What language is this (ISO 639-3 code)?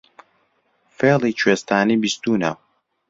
ckb